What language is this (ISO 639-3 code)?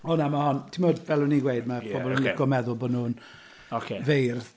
cym